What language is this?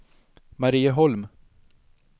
Swedish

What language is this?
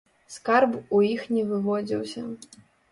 Belarusian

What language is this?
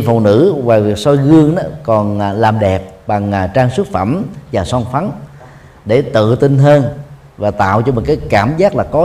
Vietnamese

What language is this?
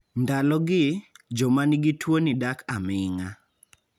Luo (Kenya and Tanzania)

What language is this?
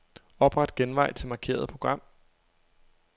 Danish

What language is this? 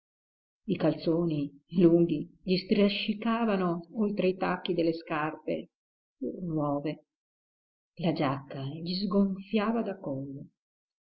Italian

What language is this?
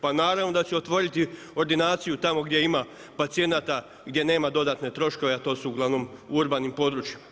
Croatian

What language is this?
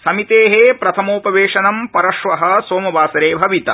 Sanskrit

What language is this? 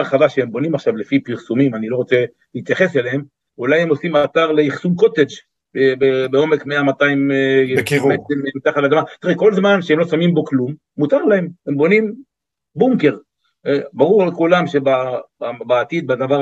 Hebrew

